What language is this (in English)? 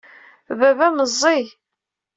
Kabyle